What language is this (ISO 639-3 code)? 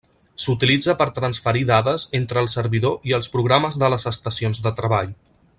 cat